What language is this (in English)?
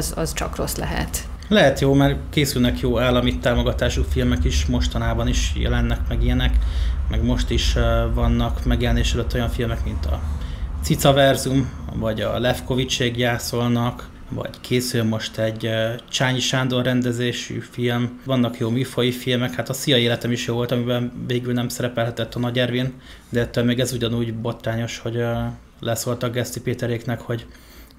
Hungarian